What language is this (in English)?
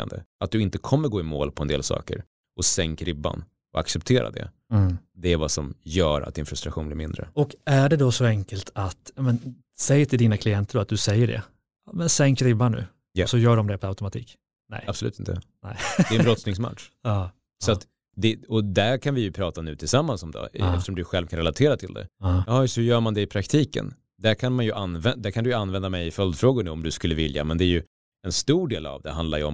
Swedish